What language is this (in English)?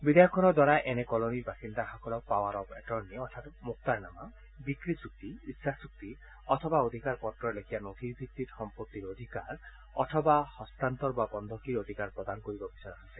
Assamese